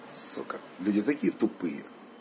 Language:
Russian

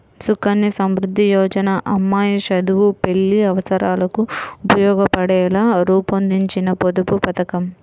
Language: Telugu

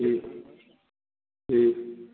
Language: Hindi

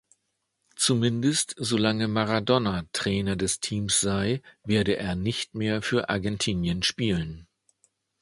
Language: German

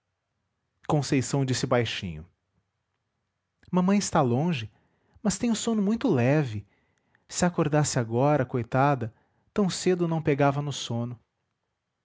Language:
Portuguese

